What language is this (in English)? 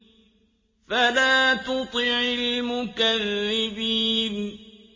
Arabic